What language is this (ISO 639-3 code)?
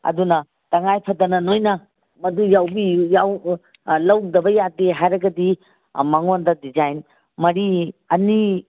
mni